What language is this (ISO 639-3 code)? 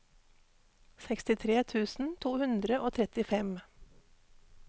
nor